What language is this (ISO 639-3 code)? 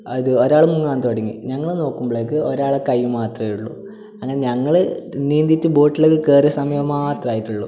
mal